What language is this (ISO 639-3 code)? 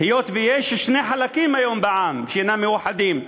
heb